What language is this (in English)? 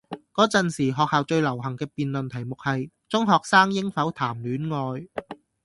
Cantonese